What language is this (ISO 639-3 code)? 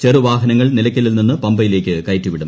mal